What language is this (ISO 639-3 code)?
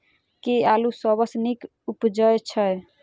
mai